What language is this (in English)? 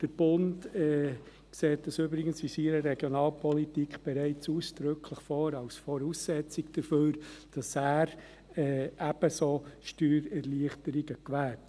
Swiss German